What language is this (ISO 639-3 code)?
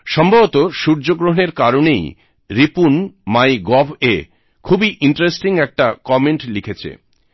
ben